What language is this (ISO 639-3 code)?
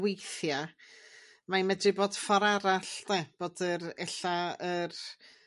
cym